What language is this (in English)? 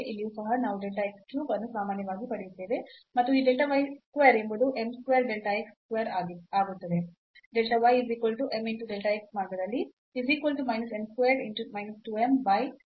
Kannada